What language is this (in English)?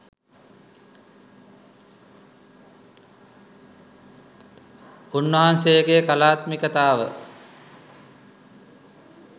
Sinhala